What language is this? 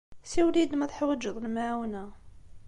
Kabyle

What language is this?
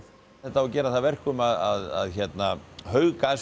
Icelandic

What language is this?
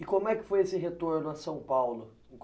Portuguese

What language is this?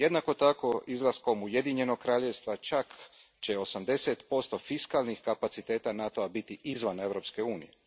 Croatian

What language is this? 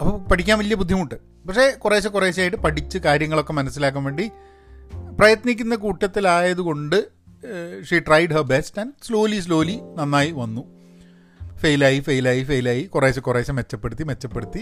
Malayalam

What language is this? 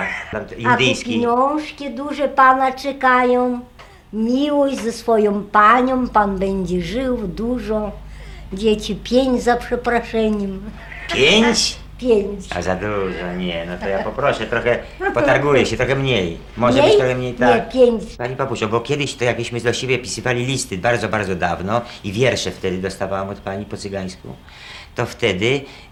Polish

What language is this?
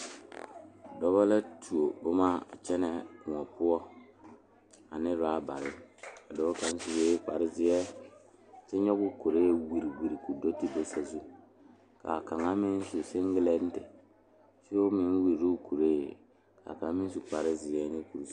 Southern Dagaare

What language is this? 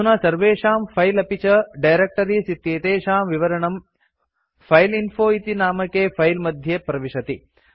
Sanskrit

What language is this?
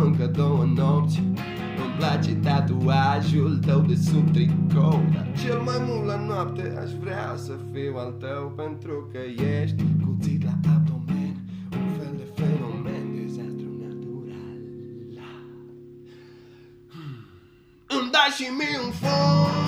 Romanian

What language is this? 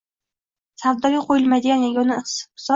Uzbek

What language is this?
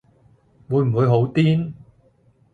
Cantonese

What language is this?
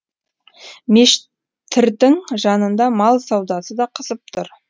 Kazakh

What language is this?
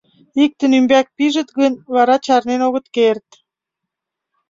Mari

